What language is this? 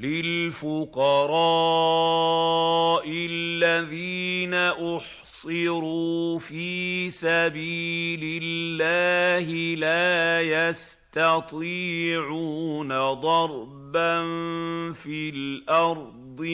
Arabic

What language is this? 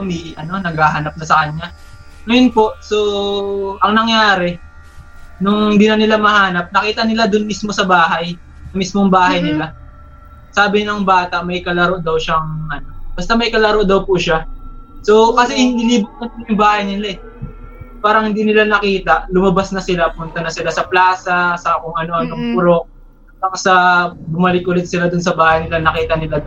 Filipino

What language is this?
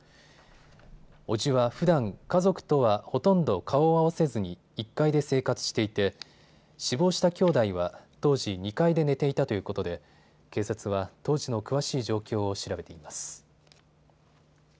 Japanese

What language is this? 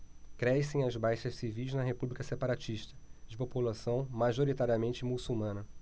Portuguese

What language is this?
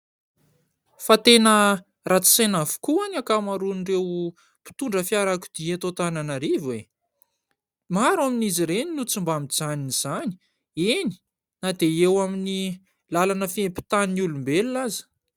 Malagasy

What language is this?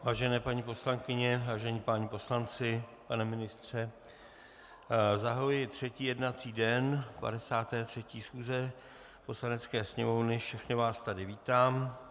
Czech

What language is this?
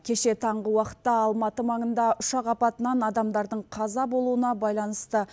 Kazakh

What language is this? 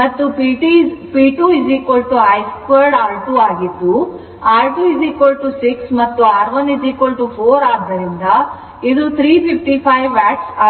Kannada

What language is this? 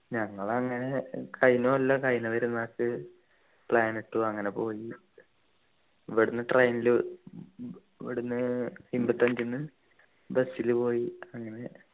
Malayalam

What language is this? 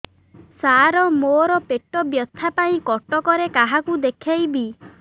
Odia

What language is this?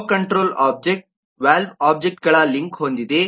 Kannada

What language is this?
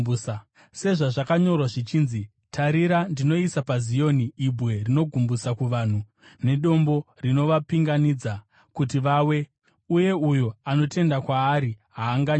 Shona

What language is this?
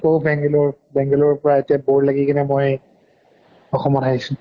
Assamese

